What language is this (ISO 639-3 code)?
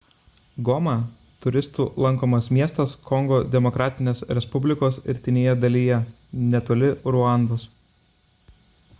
lit